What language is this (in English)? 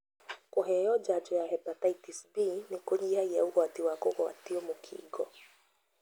Kikuyu